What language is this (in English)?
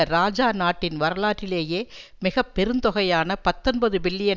Tamil